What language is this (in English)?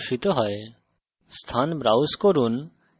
Bangla